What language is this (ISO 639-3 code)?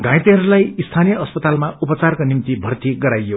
nep